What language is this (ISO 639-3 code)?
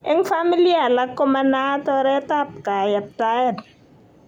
kln